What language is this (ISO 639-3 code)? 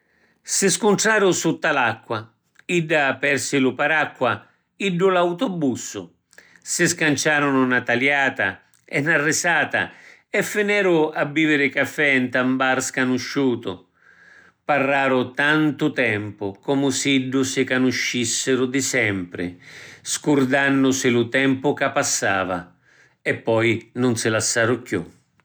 scn